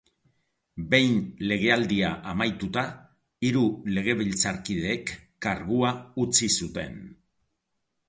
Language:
Basque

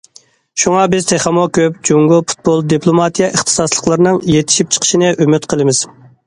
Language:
Uyghur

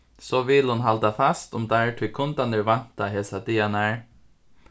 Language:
Faroese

